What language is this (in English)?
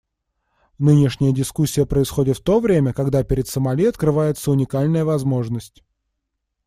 Russian